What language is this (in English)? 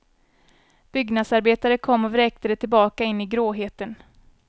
Swedish